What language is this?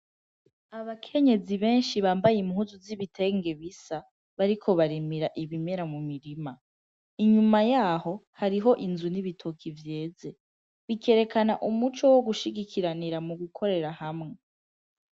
Rundi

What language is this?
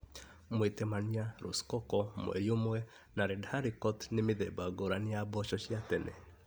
Kikuyu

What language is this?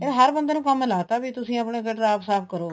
Punjabi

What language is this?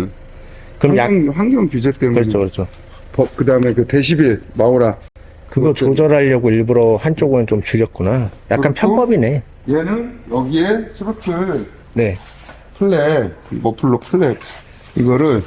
Korean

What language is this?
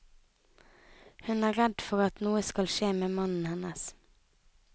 Norwegian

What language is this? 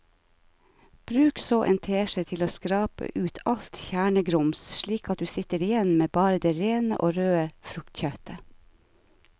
Norwegian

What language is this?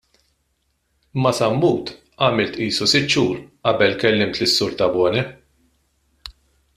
Maltese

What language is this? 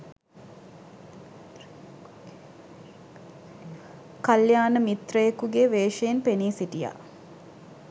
Sinhala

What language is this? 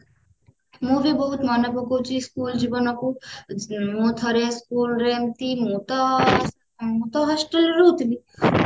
Odia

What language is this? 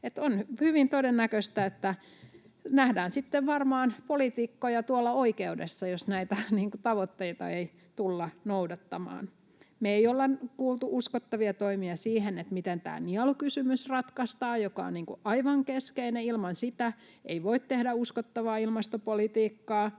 Finnish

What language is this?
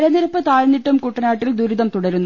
Malayalam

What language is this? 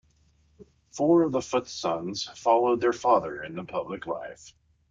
English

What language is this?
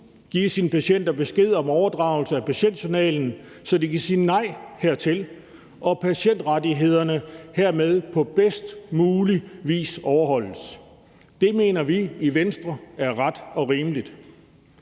Danish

